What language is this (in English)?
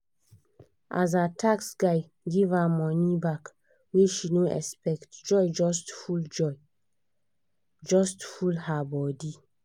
Nigerian Pidgin